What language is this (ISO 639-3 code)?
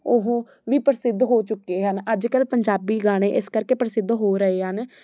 pan